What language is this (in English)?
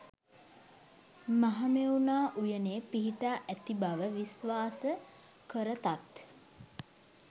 Sinhala